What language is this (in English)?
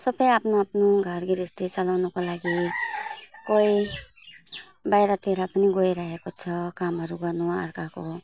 Nepali